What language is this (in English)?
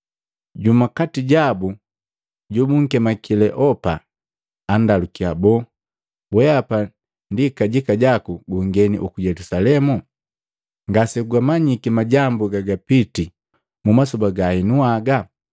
Matengo